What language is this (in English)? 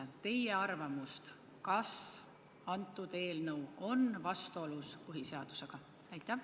Estonian